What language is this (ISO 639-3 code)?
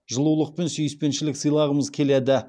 kaz